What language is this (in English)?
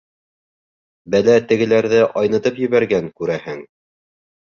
Bashkir